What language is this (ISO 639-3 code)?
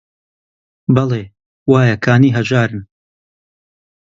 ckb